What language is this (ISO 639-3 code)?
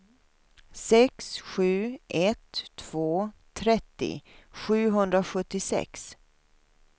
swe